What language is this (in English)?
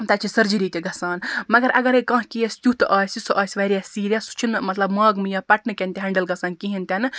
Kashmiri